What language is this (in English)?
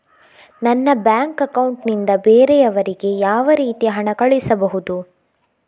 Kannada